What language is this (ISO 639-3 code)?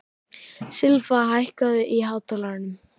isl